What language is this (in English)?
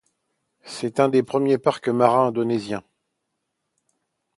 French